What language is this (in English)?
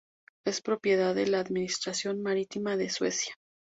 Spanish